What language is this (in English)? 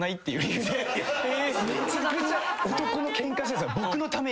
Japanese